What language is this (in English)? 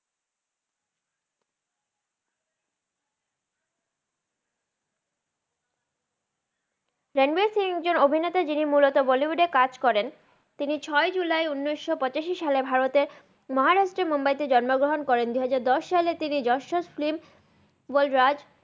Bangla